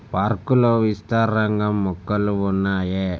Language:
Telugu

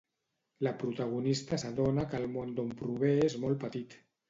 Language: Catalan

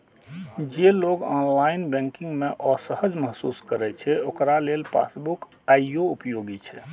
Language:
Maithili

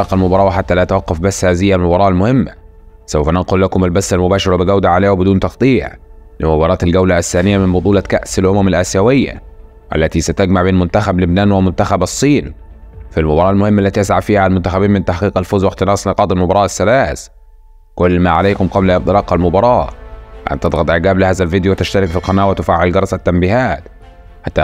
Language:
Arabic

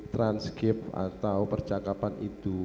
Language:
Indonesian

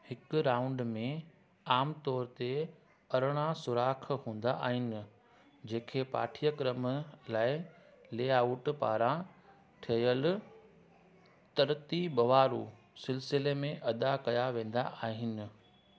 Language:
Sindhi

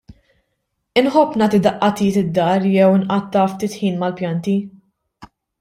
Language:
Maltese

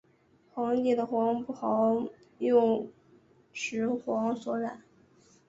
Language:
Chinese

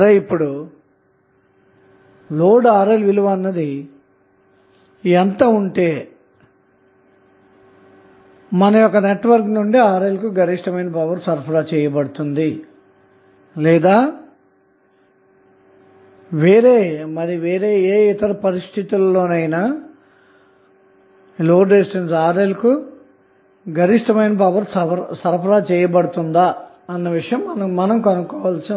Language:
Telugu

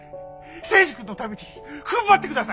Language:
Japanese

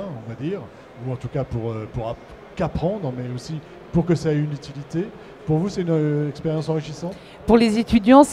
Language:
French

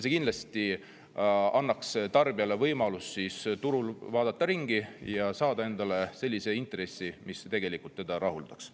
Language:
Estonian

